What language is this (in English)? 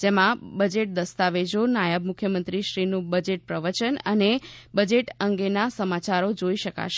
Gujarati